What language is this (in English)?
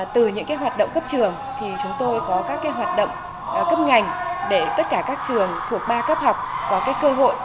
Vietnamese